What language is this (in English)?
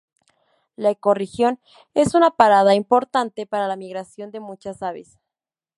Spanish